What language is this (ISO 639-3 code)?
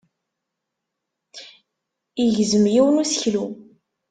kab